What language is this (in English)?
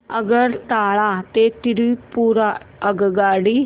Marathi